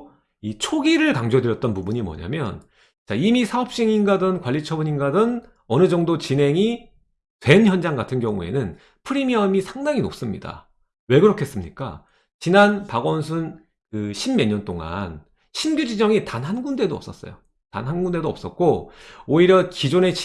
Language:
Korean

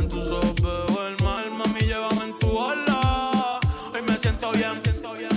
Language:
English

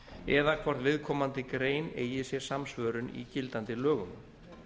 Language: Icelandic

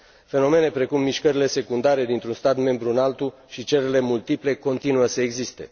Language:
Romanian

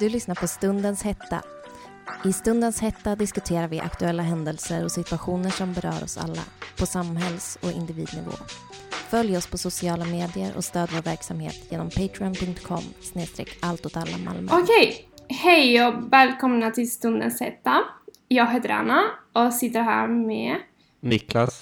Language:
Swedish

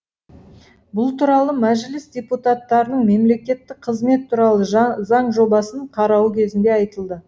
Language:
Kazakh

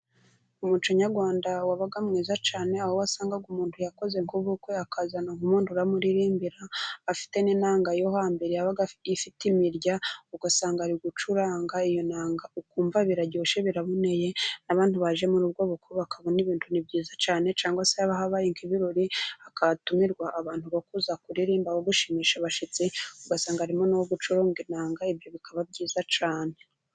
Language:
Kinyarwanda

